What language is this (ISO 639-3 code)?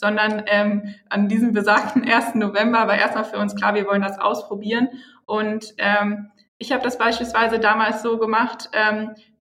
deu